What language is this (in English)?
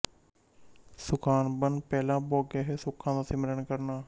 Punjabi